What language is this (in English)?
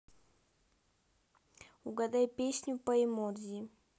Russian